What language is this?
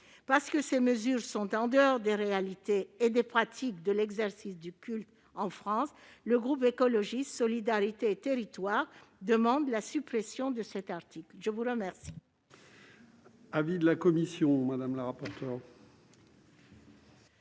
French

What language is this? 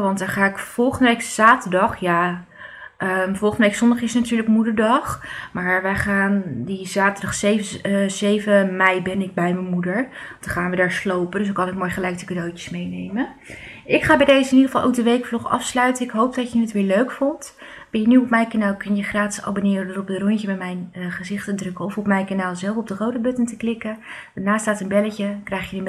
Dutch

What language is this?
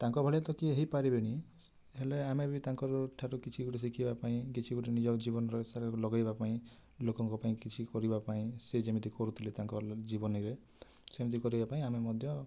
Odia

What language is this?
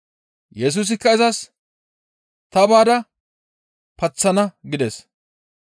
Gamo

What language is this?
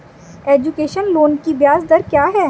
Hindi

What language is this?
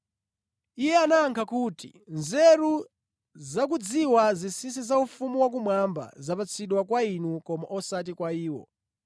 Nyanja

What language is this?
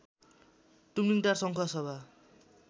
Nepali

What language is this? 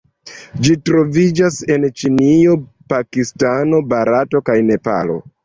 Esperanto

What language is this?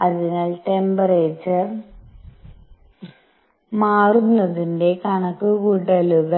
Malayalam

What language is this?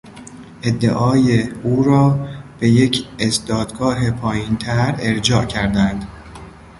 Persian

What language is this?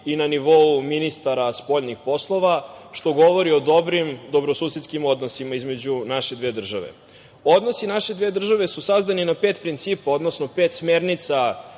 Serbian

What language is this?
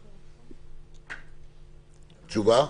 Hebrew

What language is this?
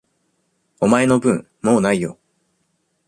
Japanese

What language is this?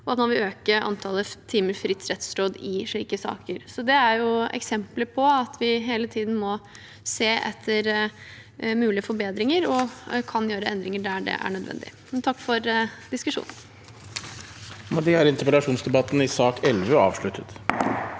Norwegian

